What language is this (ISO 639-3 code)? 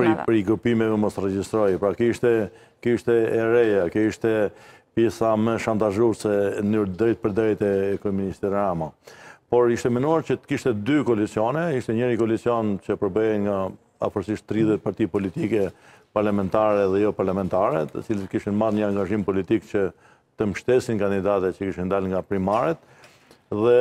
ron